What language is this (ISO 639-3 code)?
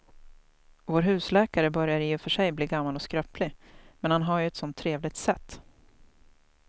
swe